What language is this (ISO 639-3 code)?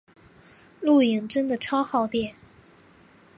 zho